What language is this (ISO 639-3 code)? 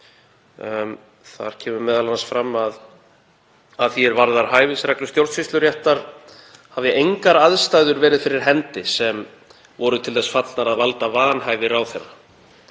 isl